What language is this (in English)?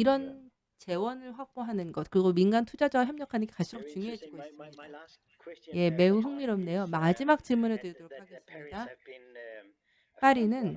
Korean